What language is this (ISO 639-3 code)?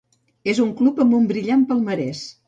cat